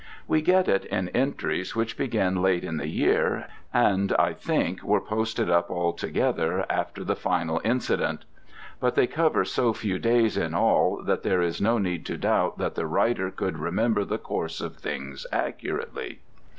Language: English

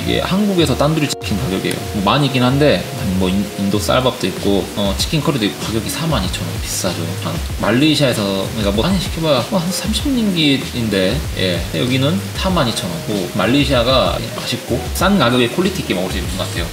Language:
Korean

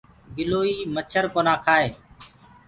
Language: Gurgula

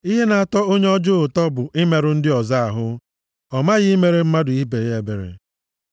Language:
Igbo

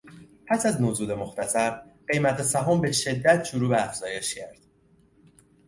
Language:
Persian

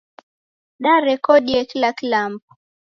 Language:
Taita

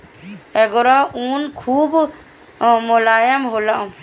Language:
Bhojpuri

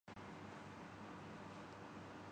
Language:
Urdu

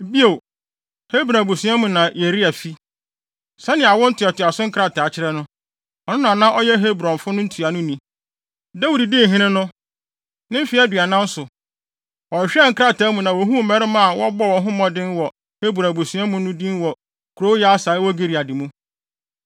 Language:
Akan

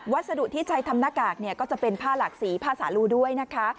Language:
Thai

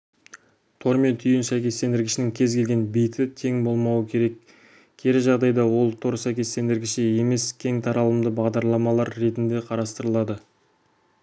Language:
Kazakh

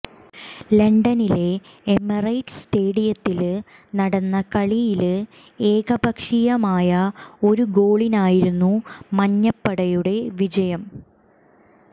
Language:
Malayalam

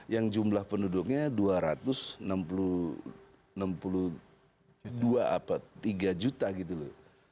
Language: Indonesian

